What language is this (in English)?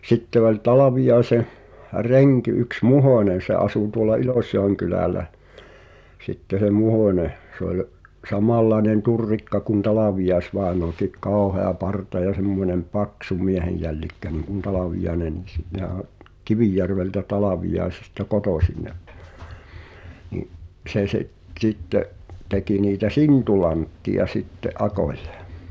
Finnish